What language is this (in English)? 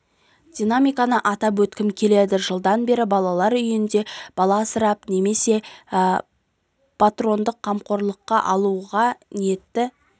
Kazakh